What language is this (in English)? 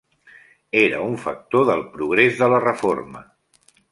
Catalan